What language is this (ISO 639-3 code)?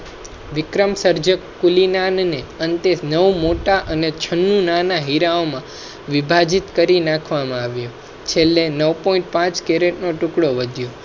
guj